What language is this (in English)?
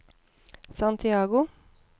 Norwegian